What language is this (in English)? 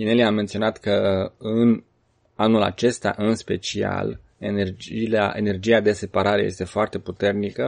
Romanian